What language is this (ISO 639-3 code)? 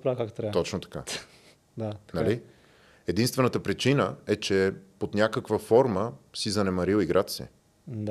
bul